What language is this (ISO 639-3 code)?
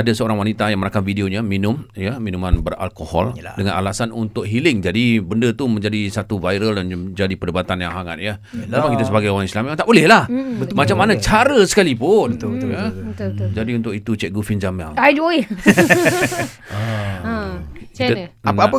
msa